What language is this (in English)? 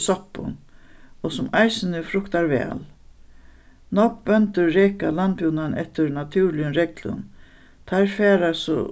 Faroese